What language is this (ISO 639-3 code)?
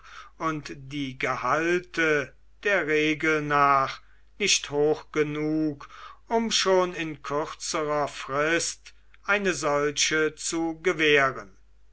deu